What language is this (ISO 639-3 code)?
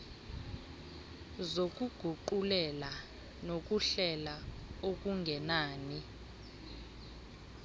xho